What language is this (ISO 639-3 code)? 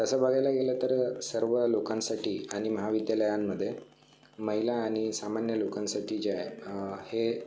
mar